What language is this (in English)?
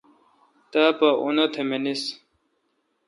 Kalkoti